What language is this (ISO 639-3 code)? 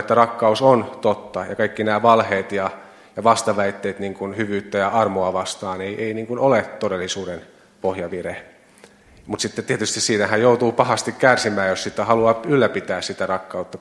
fin